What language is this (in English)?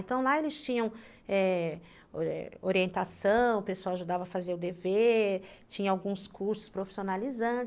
Portuguese